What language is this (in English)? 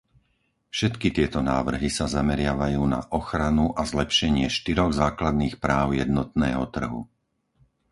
Slovak